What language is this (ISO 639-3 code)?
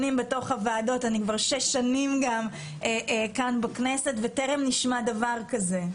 heb